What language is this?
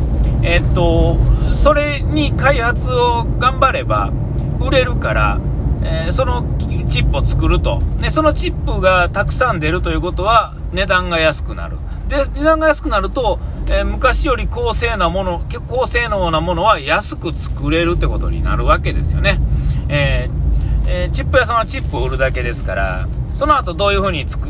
Japanese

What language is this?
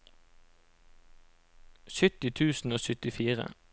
Norwegian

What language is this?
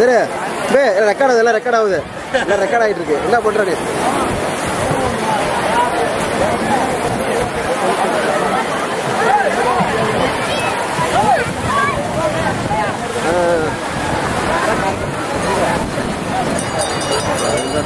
Korean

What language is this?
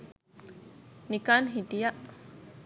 Sinhala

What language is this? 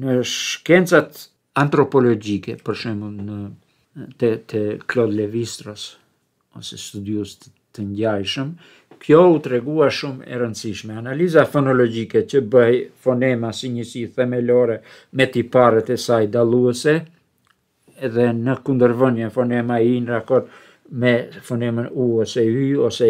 Romanian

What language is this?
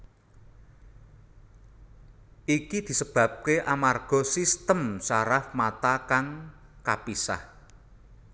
Javanese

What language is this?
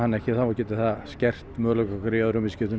Icelandic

